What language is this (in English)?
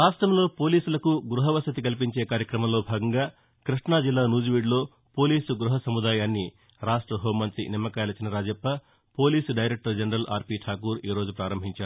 Telugu